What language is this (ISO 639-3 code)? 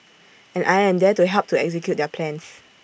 eng